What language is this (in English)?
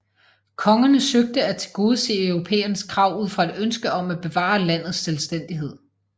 Danish